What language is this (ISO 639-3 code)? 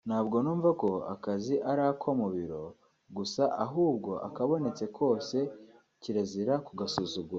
kin